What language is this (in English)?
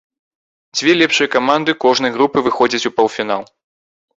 Belarusian